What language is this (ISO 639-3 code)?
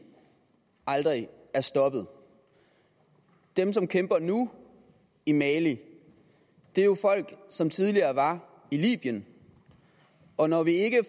dan